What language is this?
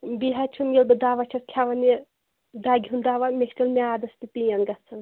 Kashmiri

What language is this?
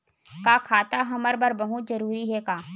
Chhattisgarhi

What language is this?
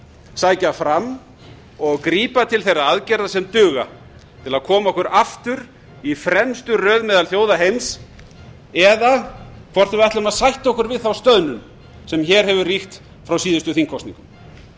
Icelandic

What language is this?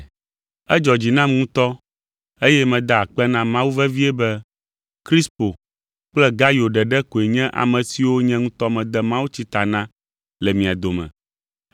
Ewe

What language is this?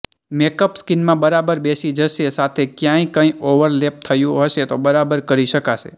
Gujarati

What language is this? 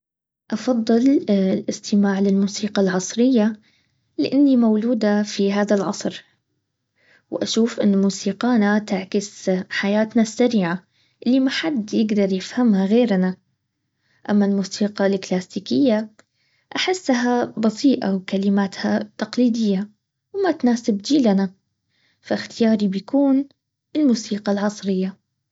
Baharna Arabic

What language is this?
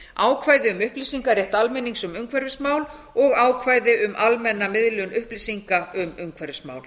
Icelandic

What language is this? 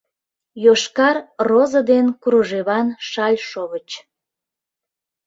Mari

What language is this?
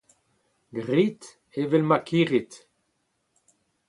Breton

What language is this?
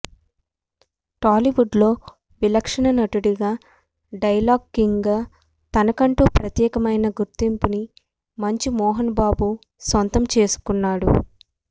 Telugu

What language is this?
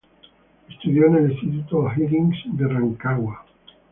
Spanish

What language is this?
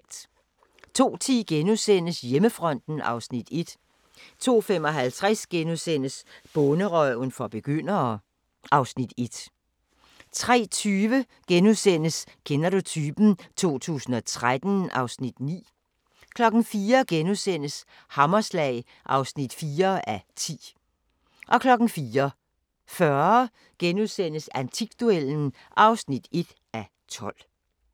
Danish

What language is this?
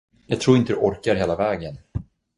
Swedish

